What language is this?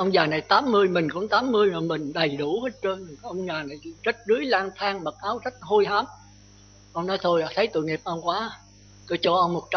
Vietnamese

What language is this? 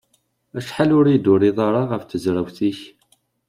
Kabyle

